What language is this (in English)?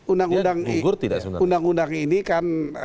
Indonesian